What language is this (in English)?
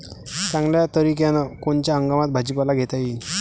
Marathi